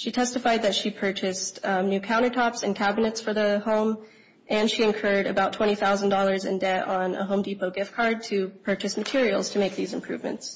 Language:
English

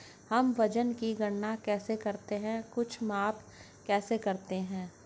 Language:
Hindi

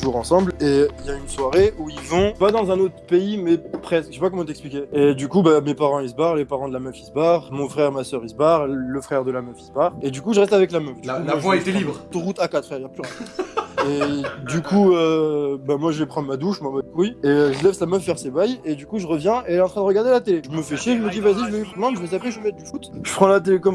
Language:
French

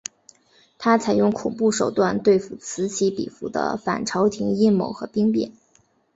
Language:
Chinese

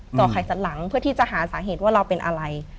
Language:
Thai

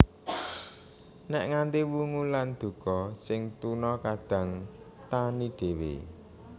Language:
Javanese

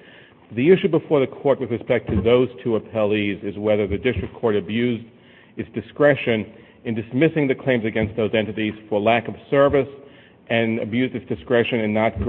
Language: English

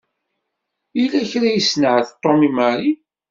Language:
Kabyle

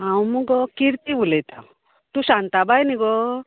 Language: Konkani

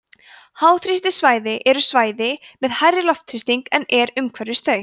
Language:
Icelandic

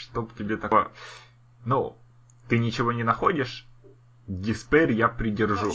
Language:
Russian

